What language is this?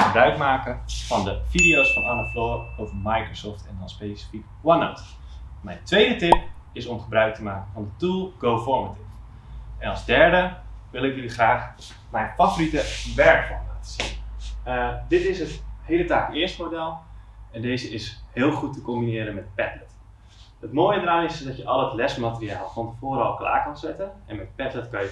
Dutch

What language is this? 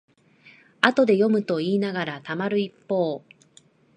Japanese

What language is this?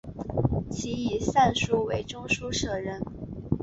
Chinese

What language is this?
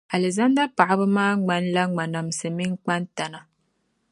Dagbani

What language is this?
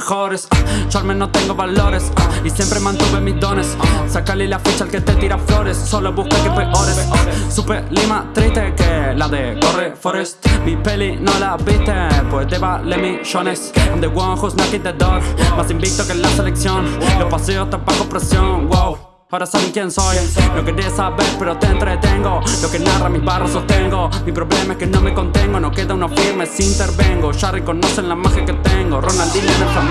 Italian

